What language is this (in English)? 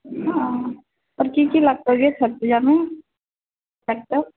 Maithili